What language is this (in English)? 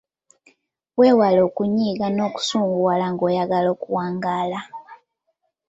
Ganda